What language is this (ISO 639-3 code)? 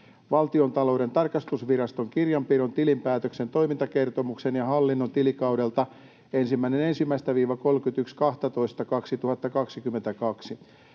fin